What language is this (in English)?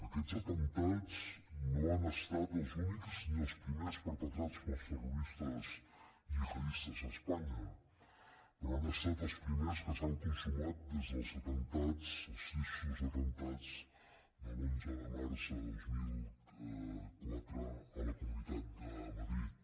Catalan